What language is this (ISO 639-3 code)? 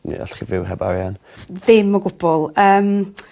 cym